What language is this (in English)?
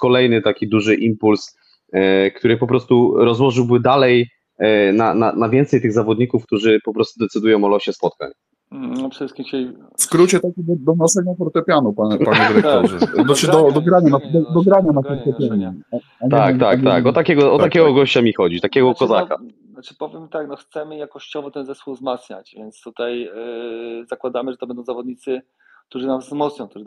Polish